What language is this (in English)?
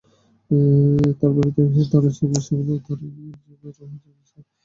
Bangla